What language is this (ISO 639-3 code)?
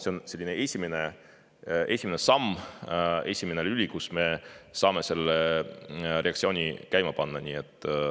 est